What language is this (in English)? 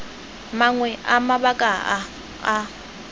Tswana